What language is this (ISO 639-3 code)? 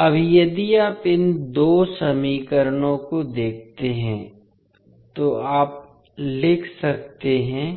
hin